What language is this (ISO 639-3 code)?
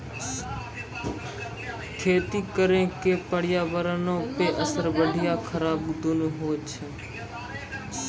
mai